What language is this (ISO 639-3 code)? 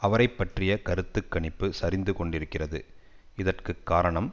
tam